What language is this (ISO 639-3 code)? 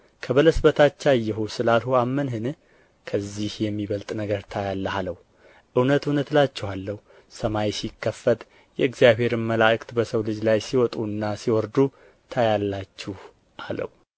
amh